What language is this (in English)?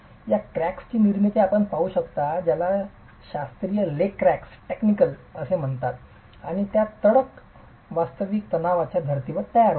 Marathi